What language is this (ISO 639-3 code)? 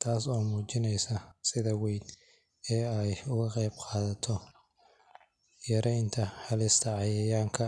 som